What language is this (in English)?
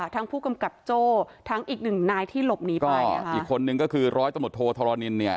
Thai